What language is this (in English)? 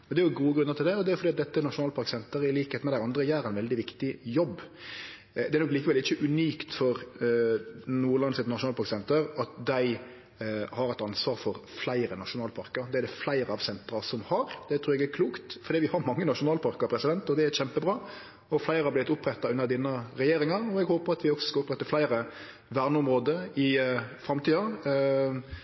Norwegian Nynorsk